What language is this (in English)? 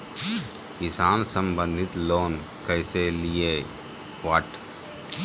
Magahi